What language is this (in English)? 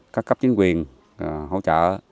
Vietnamese